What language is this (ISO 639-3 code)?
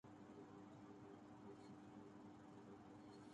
urd